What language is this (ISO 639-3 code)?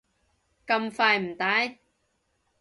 yue